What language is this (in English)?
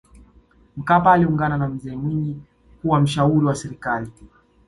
Swahili